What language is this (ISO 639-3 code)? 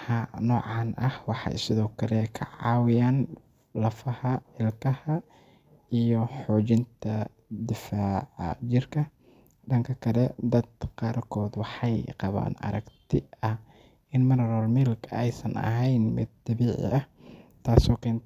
som